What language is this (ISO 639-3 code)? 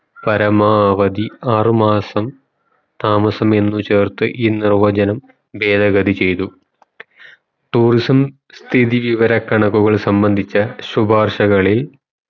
mal